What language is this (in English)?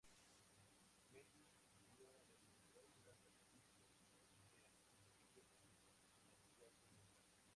Spanish